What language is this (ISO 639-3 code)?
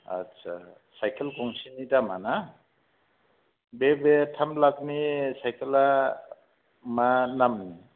brx